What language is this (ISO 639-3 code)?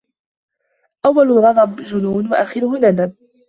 ara